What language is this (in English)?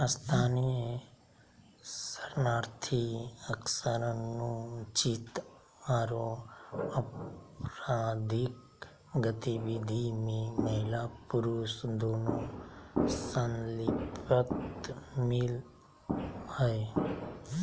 Magahi